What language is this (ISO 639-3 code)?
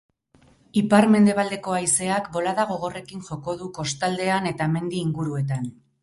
eus